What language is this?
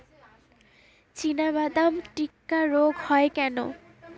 Bangla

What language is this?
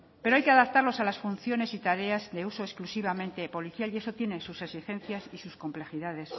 Spanish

